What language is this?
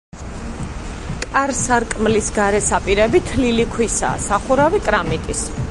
Georgian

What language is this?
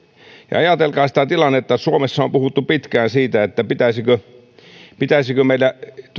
Finnish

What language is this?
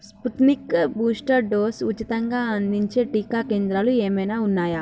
Telugu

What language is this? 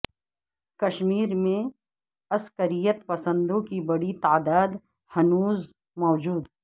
Urdu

